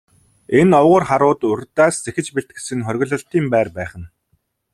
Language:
Mongolian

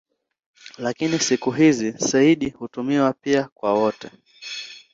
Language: Swahili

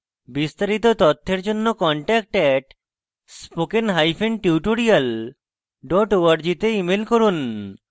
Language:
Bangla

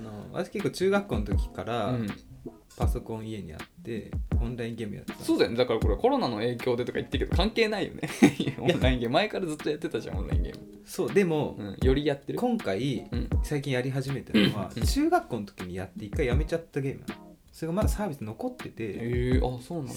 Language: Japanese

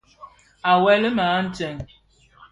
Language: Bafia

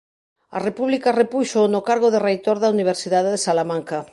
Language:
Galician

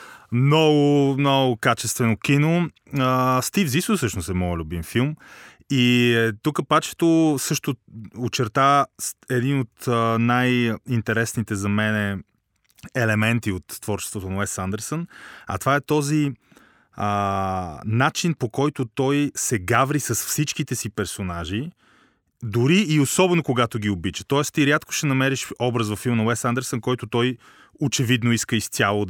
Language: Bulgarian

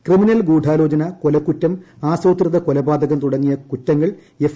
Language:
Malayalam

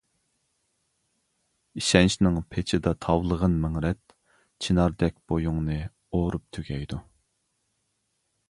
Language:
Uyghur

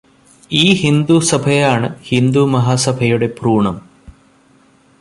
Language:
Malayalam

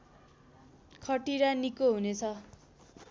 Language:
Nepali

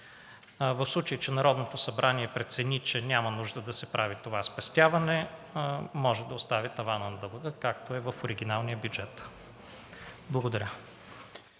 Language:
Bulgarian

